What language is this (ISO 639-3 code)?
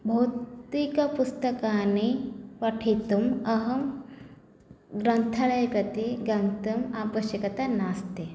san